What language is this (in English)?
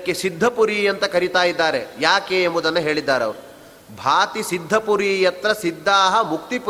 Kannada